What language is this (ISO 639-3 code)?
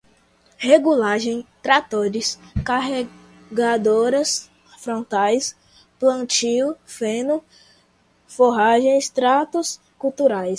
por